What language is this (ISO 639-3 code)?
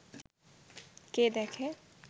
ben